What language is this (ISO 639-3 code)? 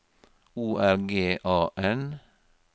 nor